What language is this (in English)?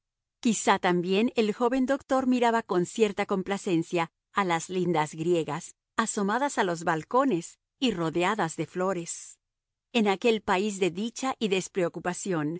Spanish